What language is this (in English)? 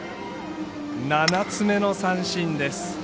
Japanese